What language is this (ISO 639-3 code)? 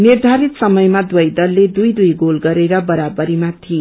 nep